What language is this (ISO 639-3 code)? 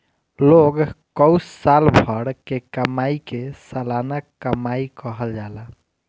bho